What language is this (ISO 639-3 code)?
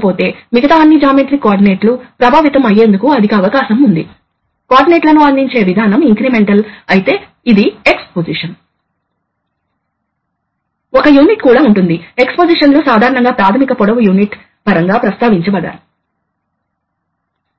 tel